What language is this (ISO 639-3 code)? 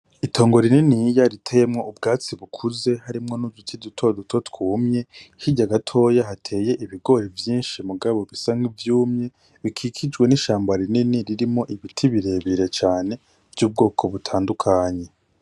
run